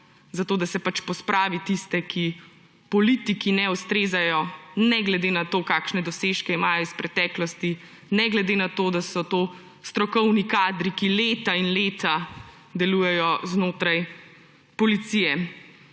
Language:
Slovenian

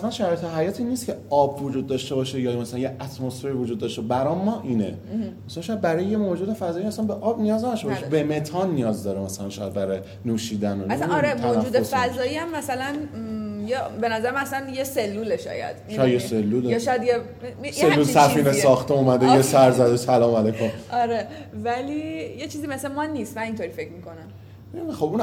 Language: Persian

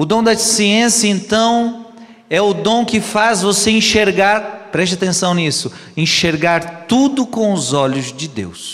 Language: Portuguese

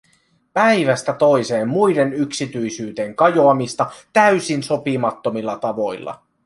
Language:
Finnish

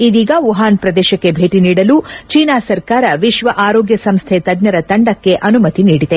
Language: Kannada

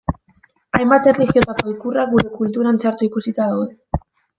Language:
Basque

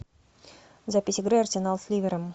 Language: Russian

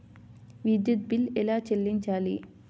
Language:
Telugu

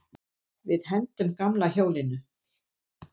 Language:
Icelandic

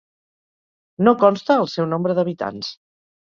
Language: Catalan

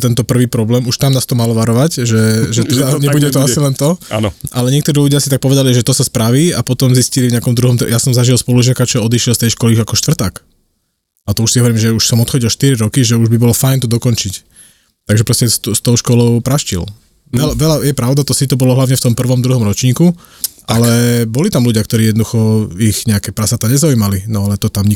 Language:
Slovak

